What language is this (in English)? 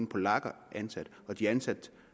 Danish